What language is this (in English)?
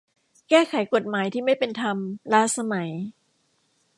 Thai